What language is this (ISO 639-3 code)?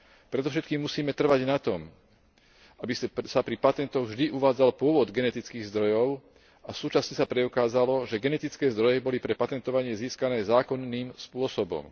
slk